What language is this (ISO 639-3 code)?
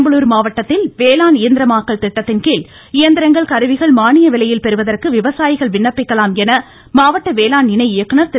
tam